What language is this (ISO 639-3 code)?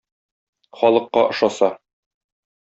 tat